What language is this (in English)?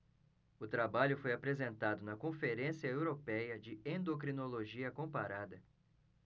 Portuguese